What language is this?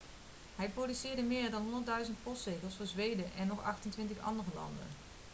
Dutch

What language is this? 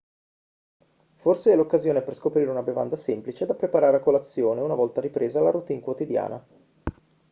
Italian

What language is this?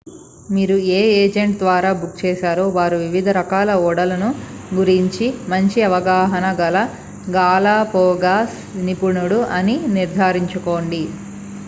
Telugu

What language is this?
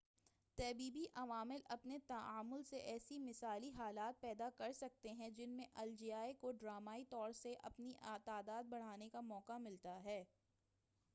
Urdu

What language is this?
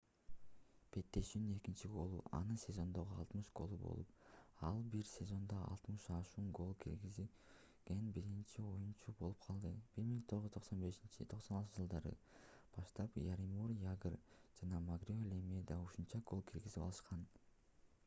Kyrgyz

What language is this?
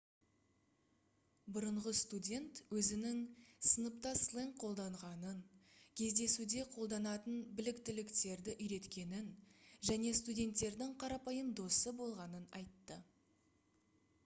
Kazakh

